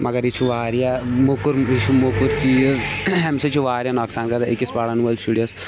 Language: Kashmiri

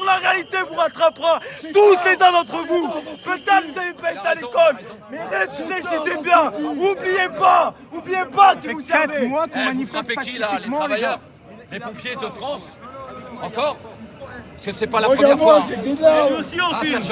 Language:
French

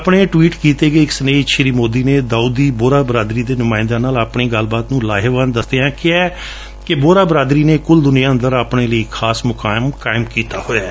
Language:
Punjabi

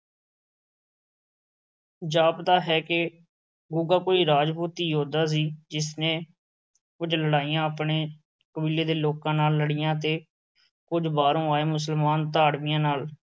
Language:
Punjabi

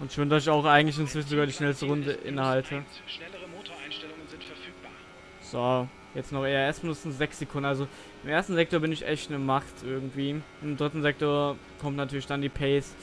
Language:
German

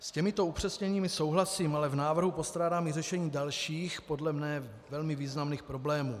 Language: Czech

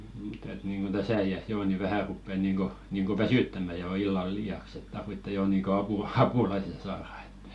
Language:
Finnish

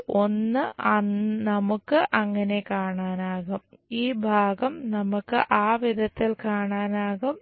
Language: Malayalam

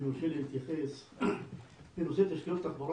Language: Hebrew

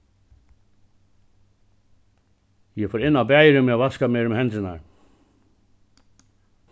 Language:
Faroese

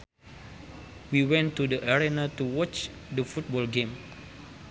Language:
Sundanese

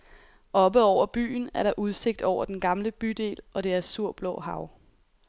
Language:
Danish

